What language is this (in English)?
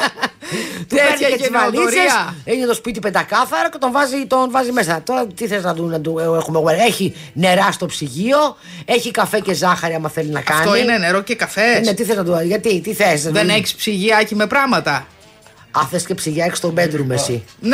Greek